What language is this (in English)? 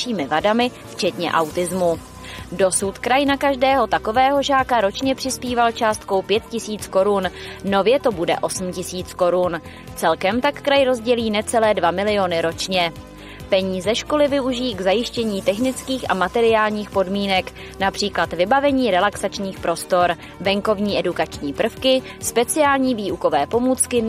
Czech